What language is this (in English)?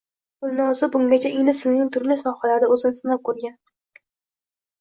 Uzbek